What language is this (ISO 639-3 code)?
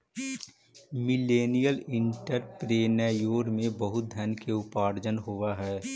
mag